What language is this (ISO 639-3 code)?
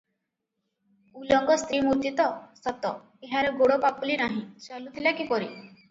ori